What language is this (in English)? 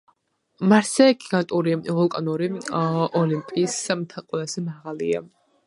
Georgian